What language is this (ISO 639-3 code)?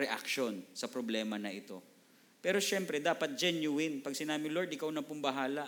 fil